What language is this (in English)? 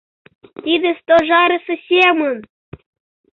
Mari